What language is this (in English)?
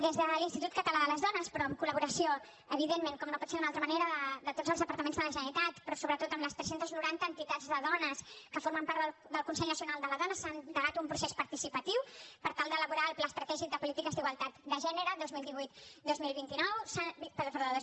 Catalan